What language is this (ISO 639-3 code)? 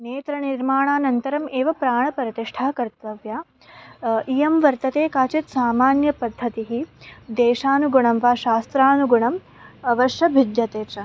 san